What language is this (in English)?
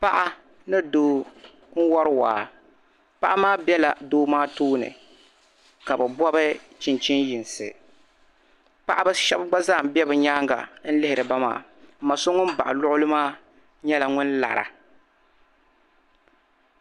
Dagbani